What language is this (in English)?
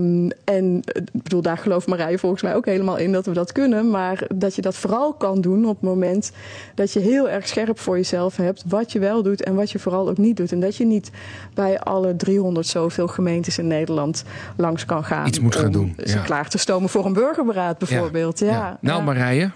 Dutch